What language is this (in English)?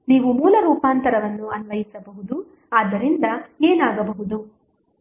Kannada